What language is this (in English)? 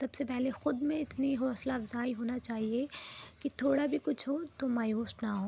Urdu